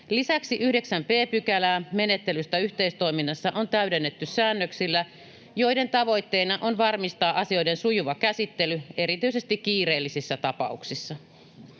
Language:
Finnish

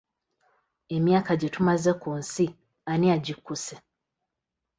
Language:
Ganda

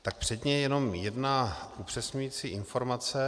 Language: Czech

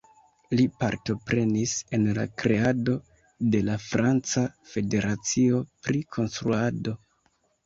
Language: Esperanto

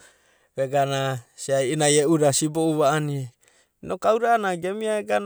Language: Abadi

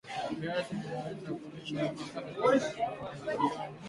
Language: Swahili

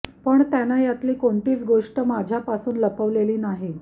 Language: Marathi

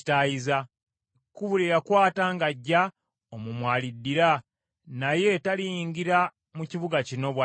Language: Ganda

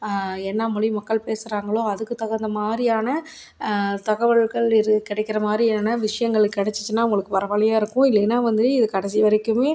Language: Tamil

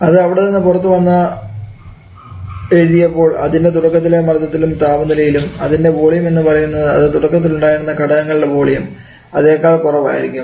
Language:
Malayalam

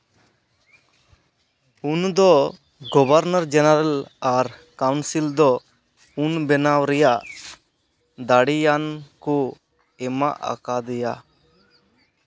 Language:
Santali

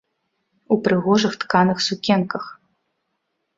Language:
Belarusian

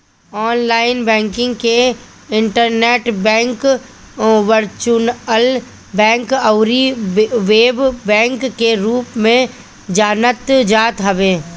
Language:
Bhojpuri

